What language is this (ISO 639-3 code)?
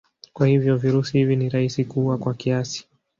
swa